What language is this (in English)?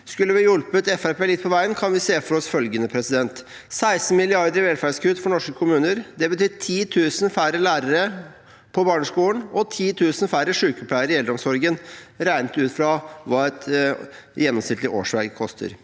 Norwegian